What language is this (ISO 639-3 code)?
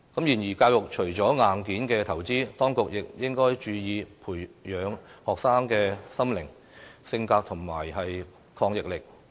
yue